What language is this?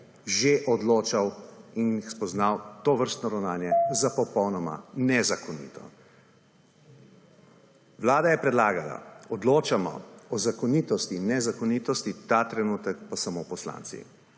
Slovenian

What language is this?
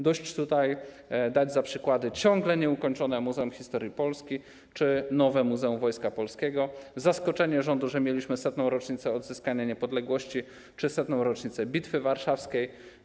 Polish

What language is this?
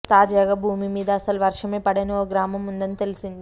Telugu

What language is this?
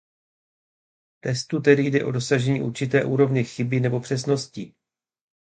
Czech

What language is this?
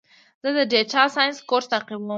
Pashto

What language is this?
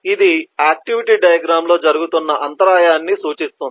Telugu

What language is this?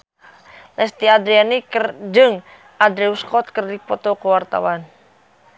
Sundanese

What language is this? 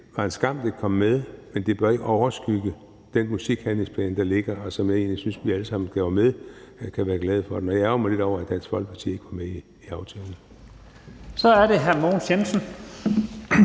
Danish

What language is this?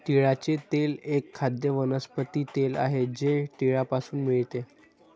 Marathi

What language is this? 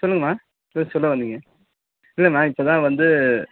Tamil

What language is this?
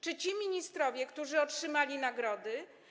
Polish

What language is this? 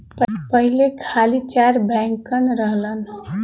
Bhojpuri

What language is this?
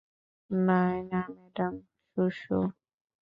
Bangla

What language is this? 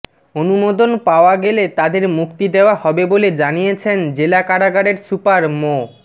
Bangla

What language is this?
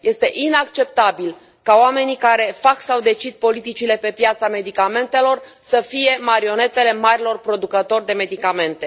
Romanian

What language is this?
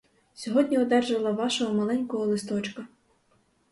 Ukrainian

